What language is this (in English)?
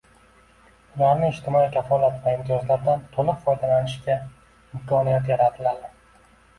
Uzbek